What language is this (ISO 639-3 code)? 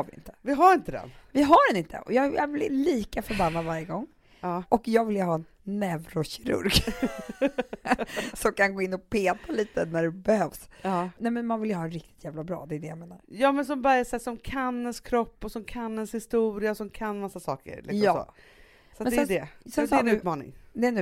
swe